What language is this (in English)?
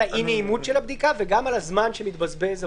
Hebrew